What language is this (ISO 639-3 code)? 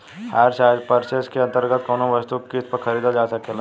bho